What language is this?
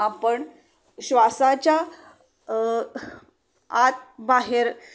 Marathi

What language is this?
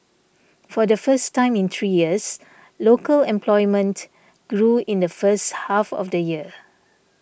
English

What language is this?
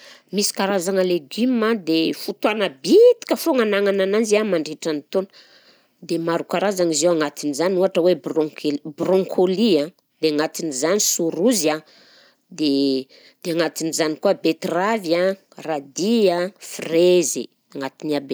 Southern Betsimisaraka Malagasy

